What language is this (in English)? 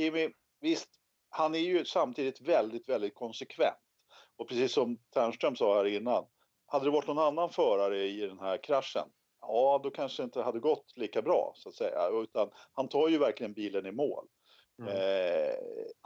Swedish